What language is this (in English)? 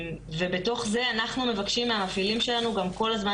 Hebrew